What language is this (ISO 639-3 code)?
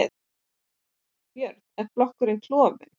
isl